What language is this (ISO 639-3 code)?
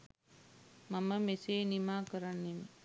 sin